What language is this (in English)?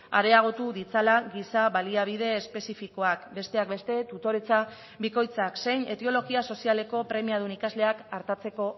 Basque